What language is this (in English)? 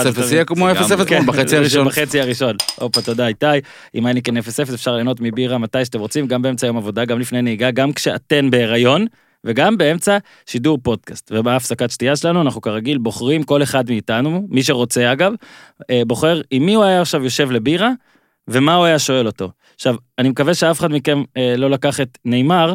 Hebrew